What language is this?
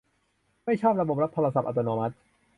Thai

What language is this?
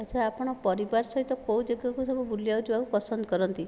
Odia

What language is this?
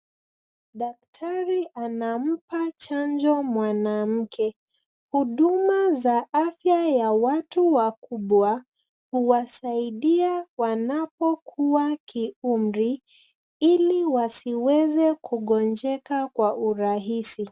Swahili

